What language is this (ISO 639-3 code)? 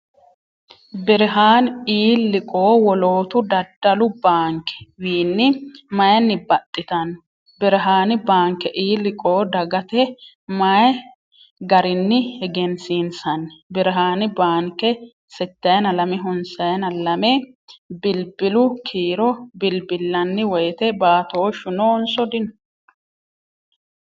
sid